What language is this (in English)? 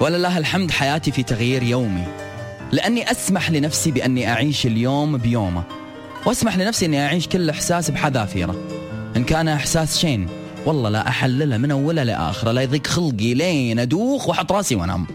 Arabic